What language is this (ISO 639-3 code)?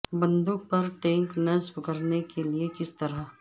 urd